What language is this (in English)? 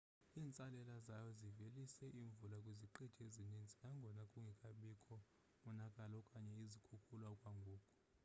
Xhosa